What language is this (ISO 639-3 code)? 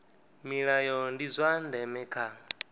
ven